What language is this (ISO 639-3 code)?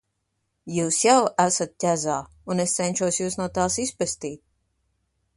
lav